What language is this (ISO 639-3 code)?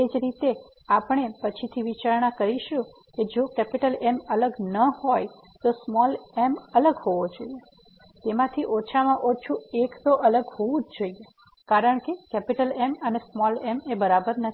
guj